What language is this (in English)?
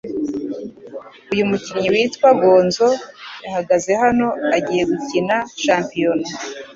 Kinyarwanda